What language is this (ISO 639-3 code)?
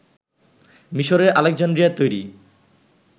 ben